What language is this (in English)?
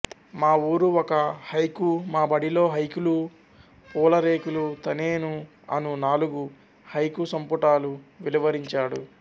Telugu